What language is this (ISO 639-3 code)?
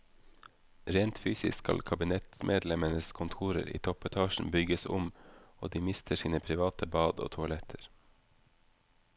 nor